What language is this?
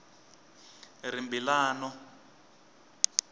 Tsonga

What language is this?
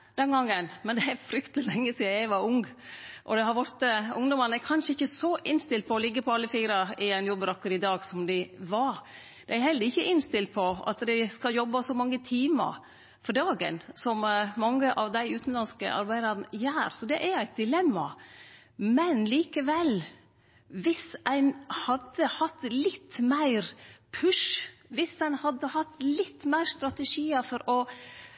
Norwegian Nynorsk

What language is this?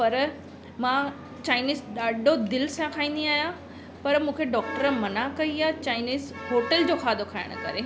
Sindhi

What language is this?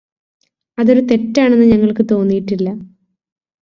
Malayalam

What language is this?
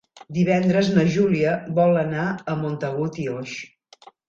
Catalan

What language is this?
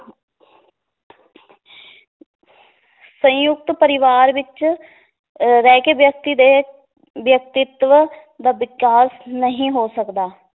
Punjabi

